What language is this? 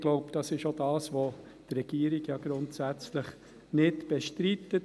Swiss German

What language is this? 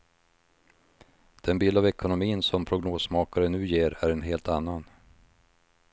Swedish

